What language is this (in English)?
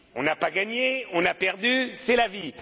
French